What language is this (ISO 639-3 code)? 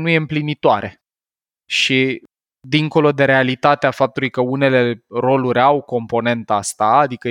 ron